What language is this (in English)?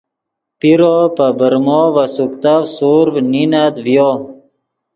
Yidgha